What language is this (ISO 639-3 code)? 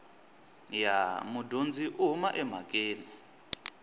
tso